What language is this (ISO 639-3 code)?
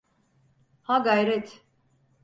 tur